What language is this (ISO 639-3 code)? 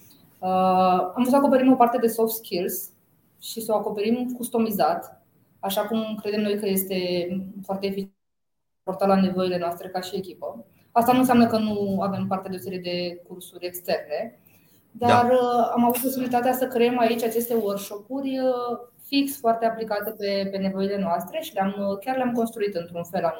ron